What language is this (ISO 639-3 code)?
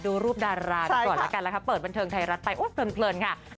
tha